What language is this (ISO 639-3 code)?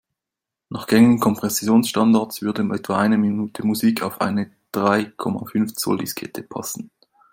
deu